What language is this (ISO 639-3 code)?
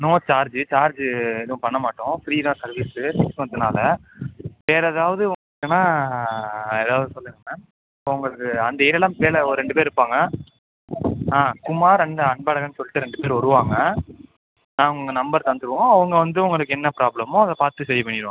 tam